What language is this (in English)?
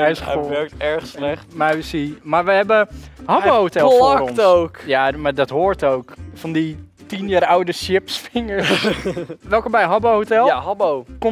Dutch